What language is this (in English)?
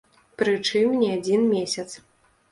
Belarusian